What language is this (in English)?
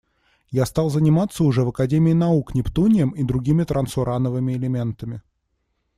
Russian